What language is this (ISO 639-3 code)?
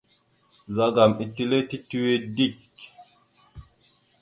mxu